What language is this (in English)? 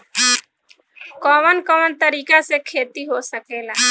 Bhojpuri